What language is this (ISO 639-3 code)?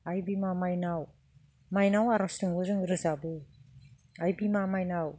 brx